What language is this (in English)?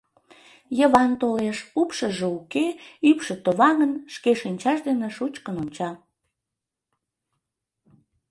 Mari